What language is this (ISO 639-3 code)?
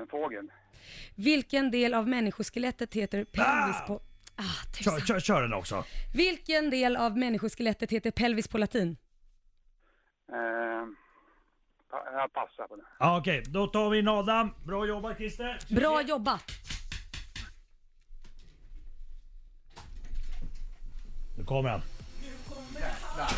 swe